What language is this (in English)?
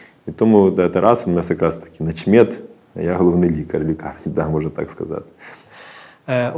Ukrainian